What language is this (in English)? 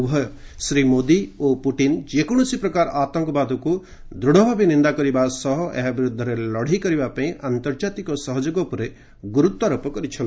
Odia